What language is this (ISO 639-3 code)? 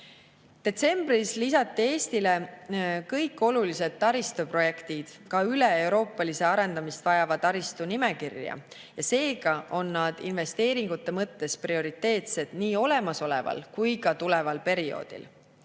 est